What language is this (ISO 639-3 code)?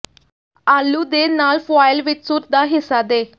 pan